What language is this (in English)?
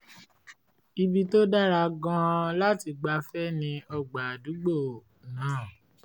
Yoruba